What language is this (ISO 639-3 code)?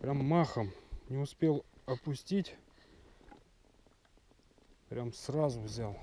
rus